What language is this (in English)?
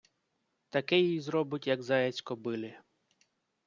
Ukrainian